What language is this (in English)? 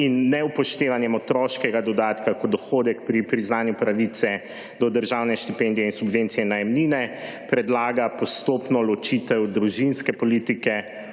Slovenian